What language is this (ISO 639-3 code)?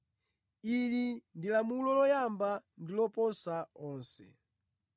nya